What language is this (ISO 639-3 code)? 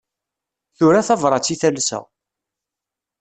kab